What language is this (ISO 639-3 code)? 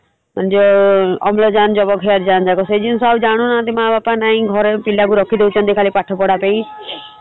ori